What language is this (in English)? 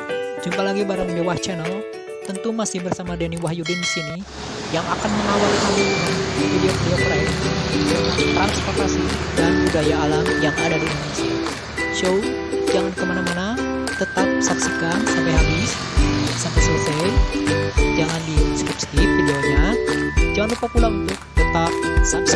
Indonesian